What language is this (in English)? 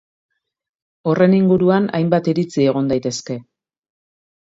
Basque